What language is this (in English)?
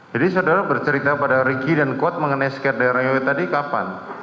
Indonesian